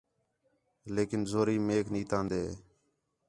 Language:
Khetrani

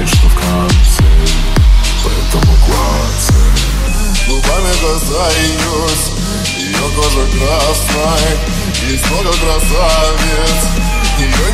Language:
Arabic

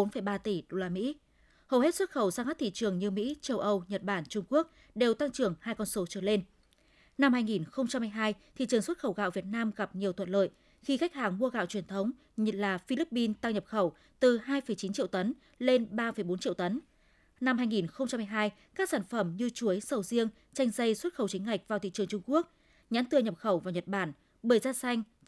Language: Vietnamese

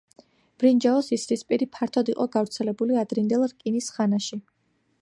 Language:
Georgian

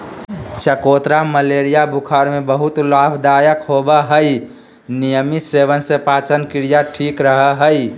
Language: Magahi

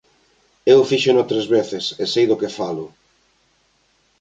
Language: Galician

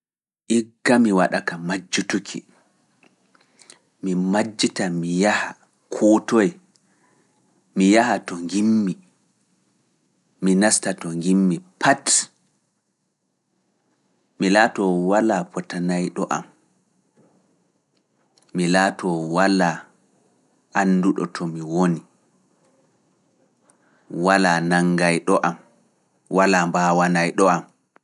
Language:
Fula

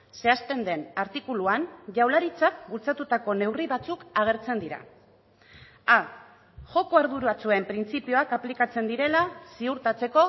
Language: Basque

